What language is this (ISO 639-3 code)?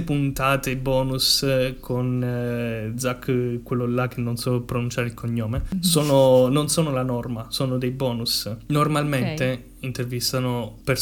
ita